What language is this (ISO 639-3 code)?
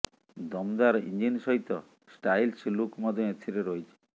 ori